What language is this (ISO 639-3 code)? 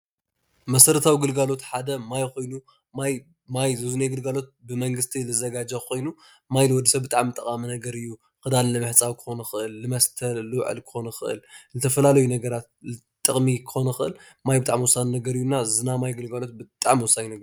tir